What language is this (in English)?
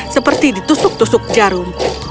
Indonesian